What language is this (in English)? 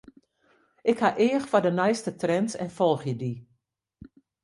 Western Frisian